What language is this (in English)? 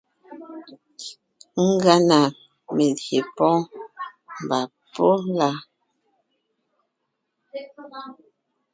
Ngiemboon